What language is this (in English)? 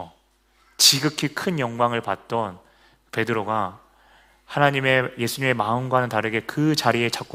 Korean